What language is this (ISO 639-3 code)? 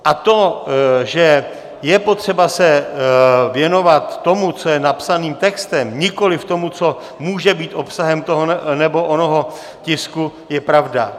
ces